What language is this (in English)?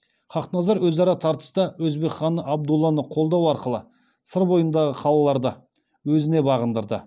Kazakh